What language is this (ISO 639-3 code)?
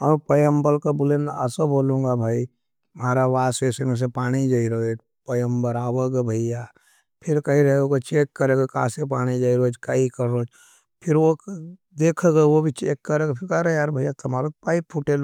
noe